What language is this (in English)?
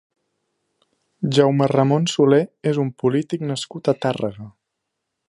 Catalan